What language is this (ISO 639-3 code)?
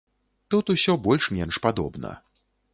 bel